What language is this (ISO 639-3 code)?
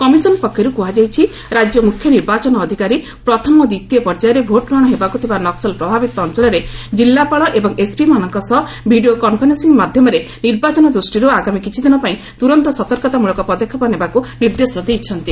ori